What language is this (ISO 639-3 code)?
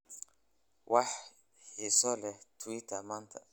som